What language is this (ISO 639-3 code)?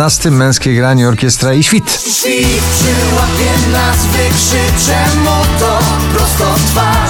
pol